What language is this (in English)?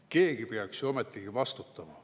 Estonian